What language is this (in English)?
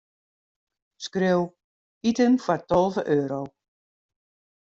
Western Frisian